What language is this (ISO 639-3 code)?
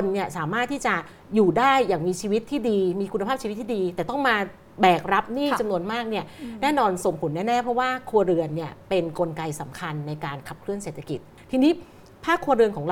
tha